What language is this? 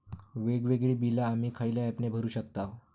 Marathi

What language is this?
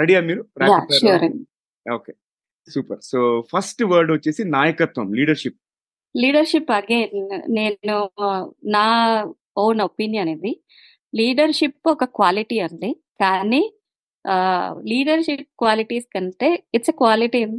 Telugu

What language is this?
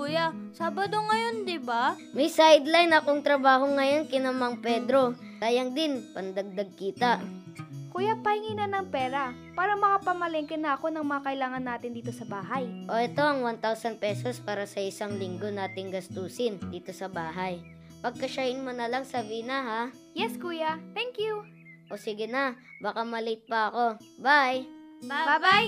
Filipino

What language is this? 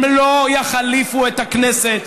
Hebrew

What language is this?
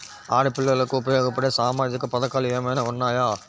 Telugu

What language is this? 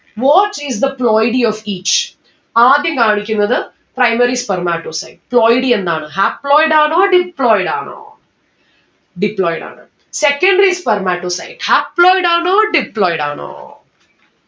Malayalam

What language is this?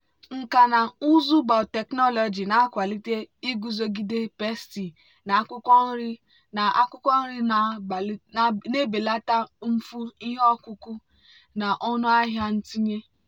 Igbo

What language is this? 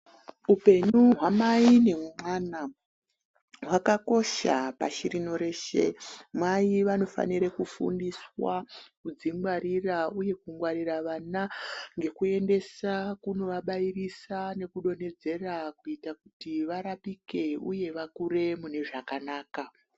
Ndau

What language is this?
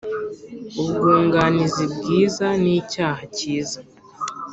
Kinyarwanda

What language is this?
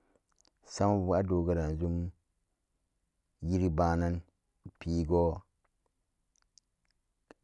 Samba Daka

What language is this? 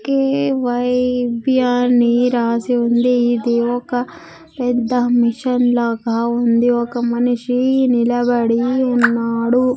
Telugu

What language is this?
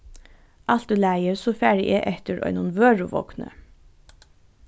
Faroese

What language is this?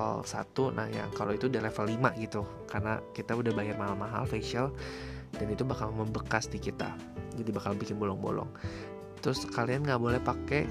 Indonesian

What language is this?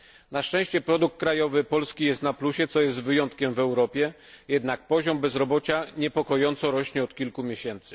Polish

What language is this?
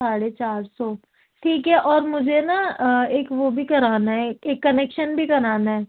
Urdu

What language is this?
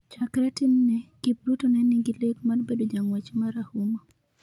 Luo (Kenya and Tanzania)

